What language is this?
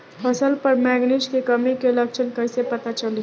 Bhojpuri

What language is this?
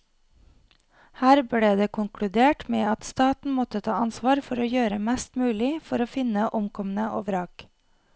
Norwegian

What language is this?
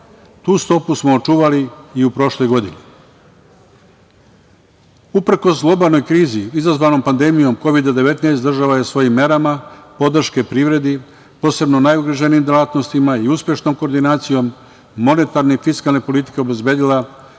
Serbian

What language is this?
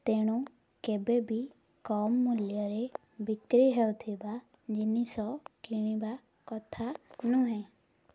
Odia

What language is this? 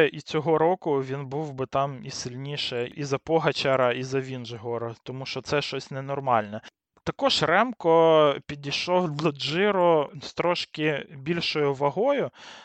Ukrainian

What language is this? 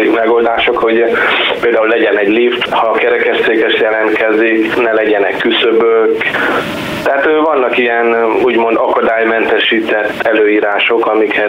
Hungarian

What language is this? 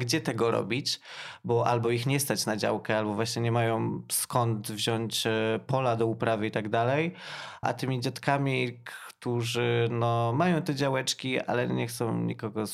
Polish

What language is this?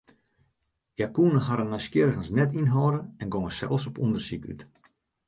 Western Frisian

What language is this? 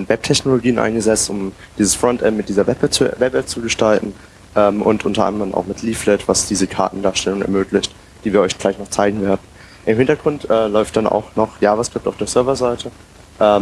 German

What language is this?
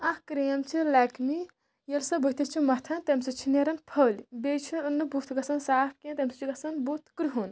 Kashmiri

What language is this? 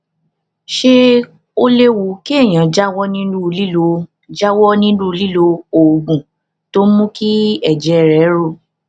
Yoruba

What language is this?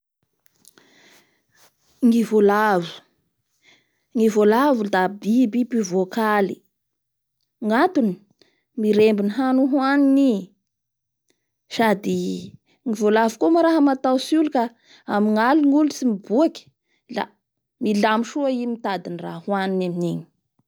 Bara Malagasy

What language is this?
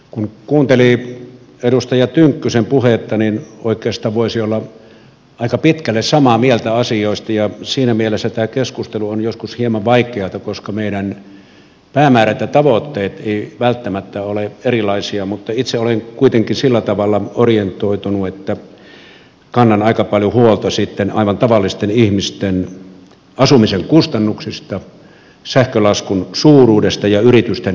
Finnish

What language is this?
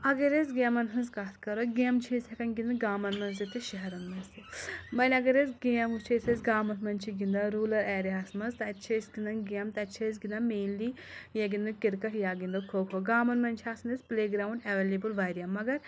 Kashmiri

